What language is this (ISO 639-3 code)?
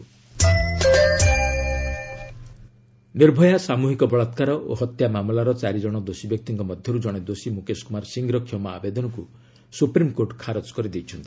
ori